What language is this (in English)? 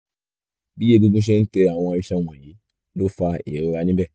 Yoruba